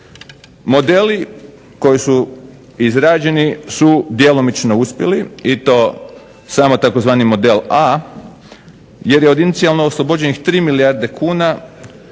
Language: Croatian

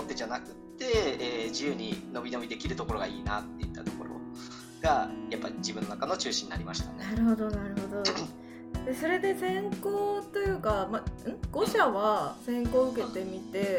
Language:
Japanese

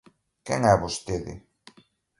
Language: Galician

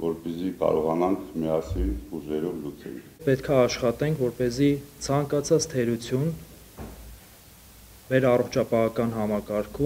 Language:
Romanian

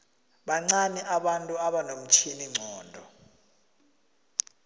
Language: South Ndebele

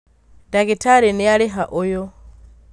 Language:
Kikuyu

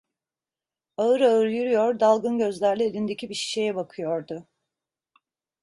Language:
Turkish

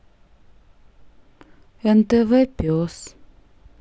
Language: Russian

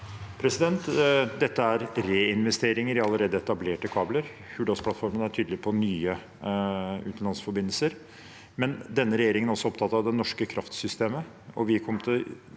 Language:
Norwegian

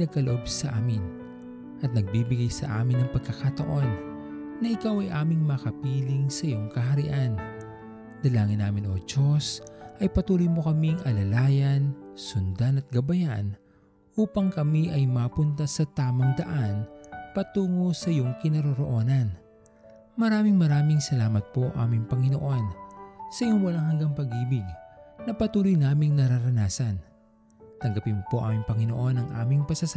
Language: Filipino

